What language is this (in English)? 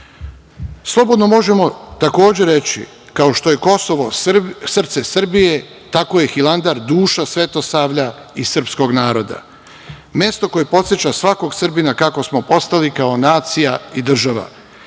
Serbian